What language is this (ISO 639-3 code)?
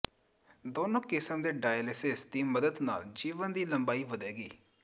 pan